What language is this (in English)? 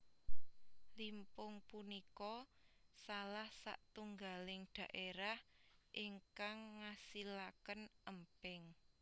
Javanese